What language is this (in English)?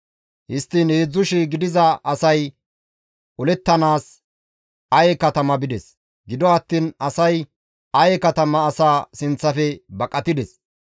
Gamo